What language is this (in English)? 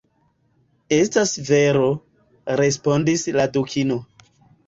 Esperanto